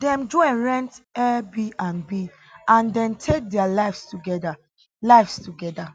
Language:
Nigerian Pidgin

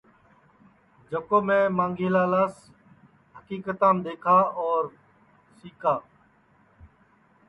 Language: Sansi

